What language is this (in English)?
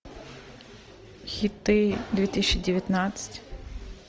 Russian